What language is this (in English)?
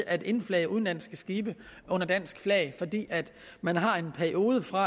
Danish